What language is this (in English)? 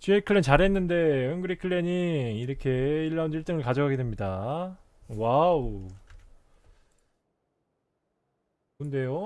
Korean